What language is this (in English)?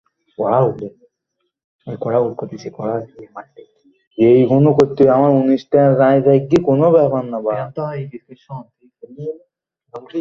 Bangla